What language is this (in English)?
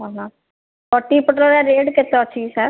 Odia